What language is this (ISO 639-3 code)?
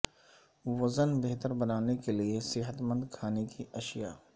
urd